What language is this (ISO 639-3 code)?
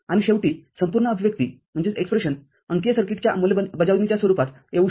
mar